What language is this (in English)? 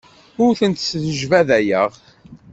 Kabyle